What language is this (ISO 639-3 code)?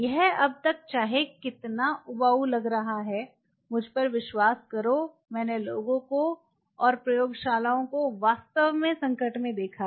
hin